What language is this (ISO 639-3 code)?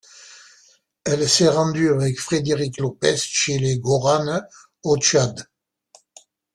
fra